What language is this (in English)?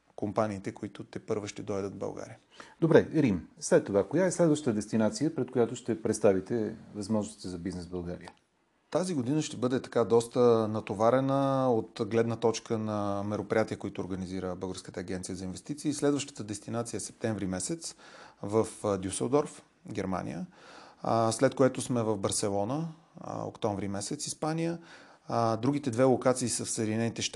Bulgarian